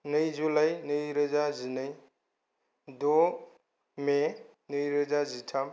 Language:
Bodo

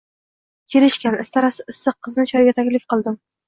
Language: Uzbek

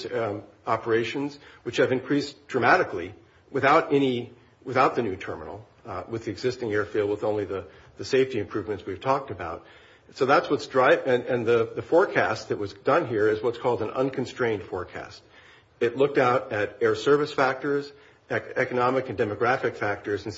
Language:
English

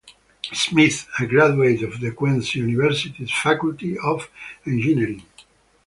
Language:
English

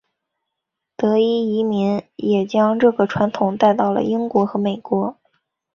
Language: Chinese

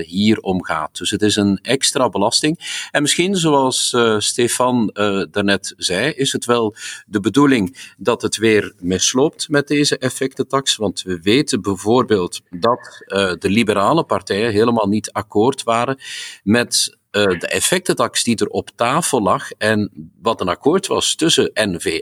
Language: Dutch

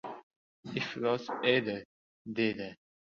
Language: Uzbek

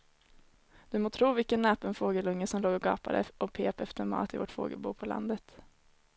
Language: Swedish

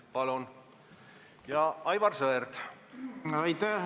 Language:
Estonian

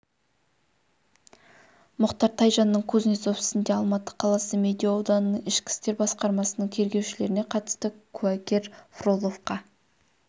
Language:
Kazakh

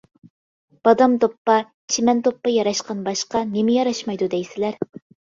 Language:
Uyghur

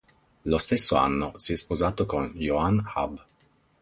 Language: Italian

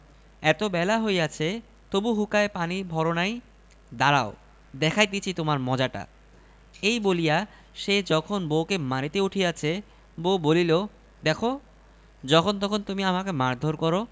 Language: Bangla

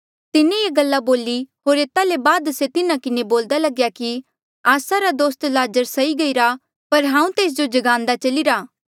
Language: Mandeali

